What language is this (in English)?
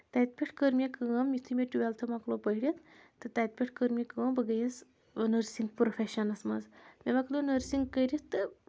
Kashmiri